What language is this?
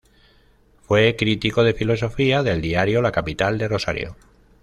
Spanish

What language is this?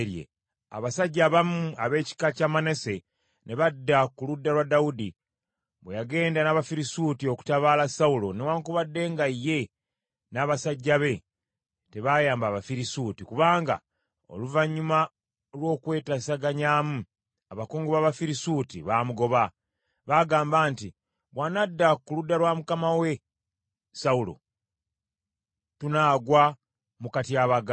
Ganda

